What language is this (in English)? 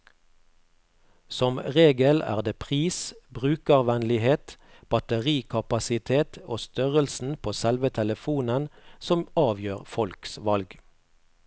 Norwegian